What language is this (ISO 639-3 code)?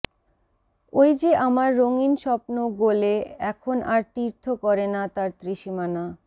ben